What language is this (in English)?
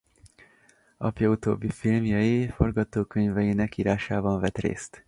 Hungarian